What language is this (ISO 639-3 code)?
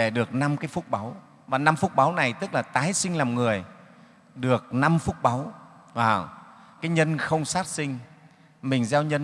vie